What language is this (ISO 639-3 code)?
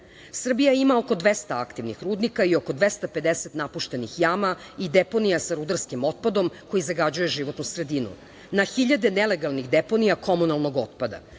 srp